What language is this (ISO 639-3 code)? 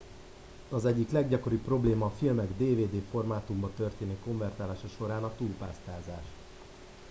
hun